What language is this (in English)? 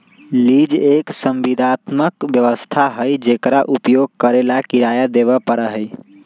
Magahi